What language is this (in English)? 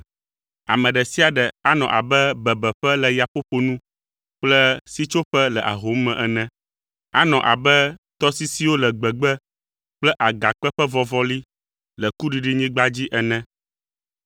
Ewe